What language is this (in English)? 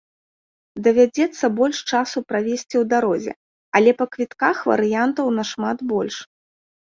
Belarusian